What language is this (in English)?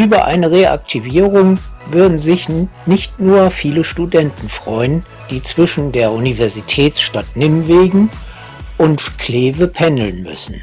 German